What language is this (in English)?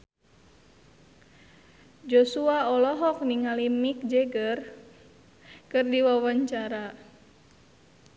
Sundanese